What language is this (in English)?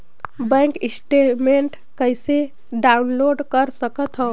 Chhattisgarhi